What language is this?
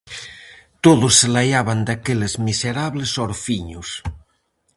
Galician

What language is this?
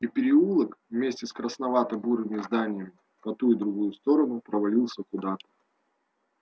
Russian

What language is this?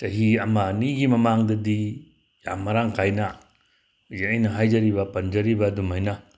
Manipuri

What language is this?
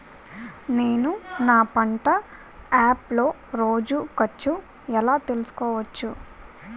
Telugu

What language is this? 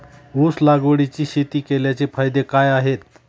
Marathi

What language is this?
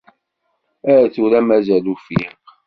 Kabyle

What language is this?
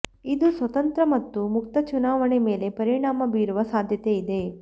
Kannada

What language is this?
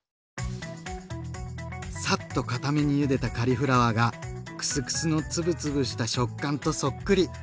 Japanese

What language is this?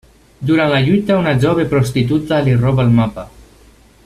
Catalan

